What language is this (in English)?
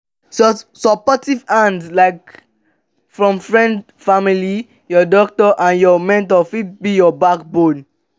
Nigerian Pidgin